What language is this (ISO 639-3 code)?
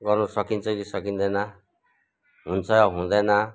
nep